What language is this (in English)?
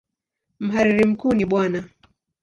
Swahili